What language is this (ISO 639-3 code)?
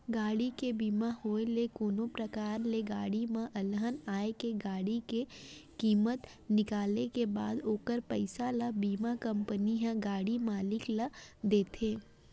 hne